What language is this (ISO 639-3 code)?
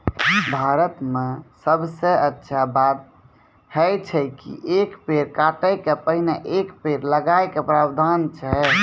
mai